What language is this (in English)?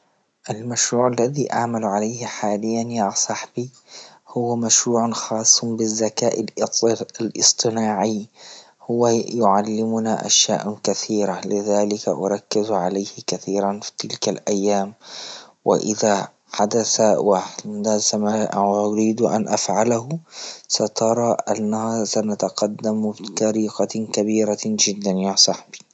Libyan Arabic